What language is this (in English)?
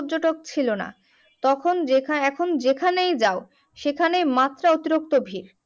Bangla